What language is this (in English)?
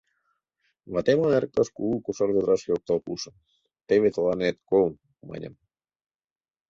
Mari